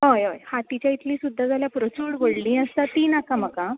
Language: Konkani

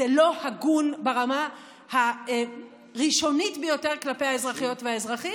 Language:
Hebrew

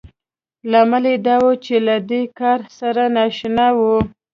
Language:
Pashto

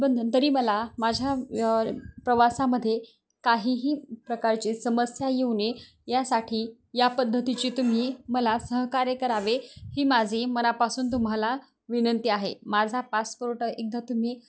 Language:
Marathi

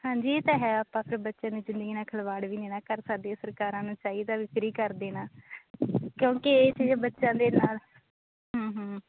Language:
Punjabi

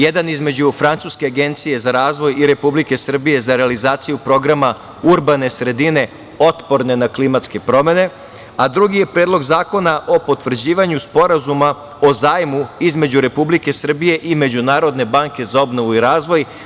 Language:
Serbian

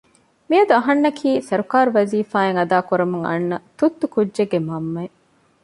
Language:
Divehi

